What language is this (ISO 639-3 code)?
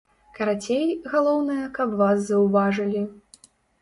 bel